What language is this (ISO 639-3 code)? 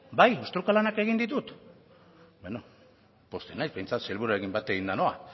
eus